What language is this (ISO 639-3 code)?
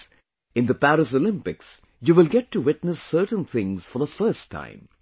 eng